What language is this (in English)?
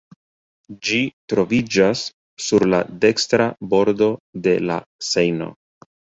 Esperanto